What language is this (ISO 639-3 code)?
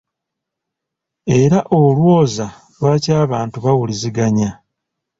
lug